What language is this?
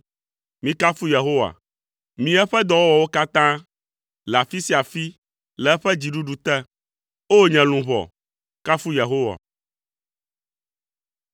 Ewe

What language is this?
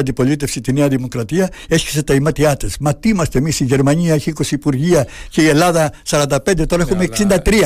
Greek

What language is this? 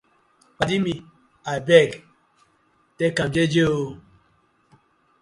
Nigerian Pidgin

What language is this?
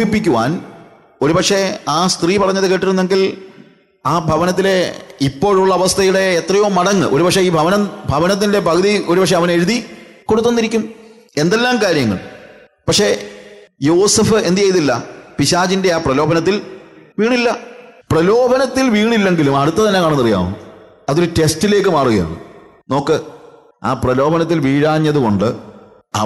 Malayalam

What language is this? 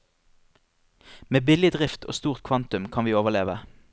Norwegian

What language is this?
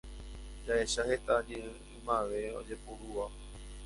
Guarani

